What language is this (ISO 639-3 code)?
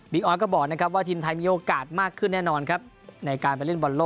tha